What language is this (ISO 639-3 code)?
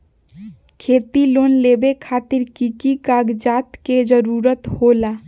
mag